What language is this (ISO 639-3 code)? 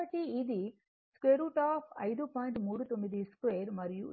tel